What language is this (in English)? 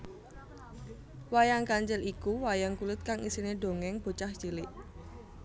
Javanese